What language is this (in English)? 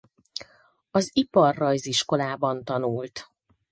Hungarian